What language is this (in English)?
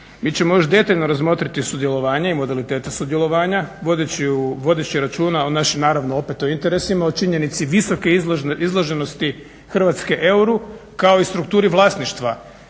Croatian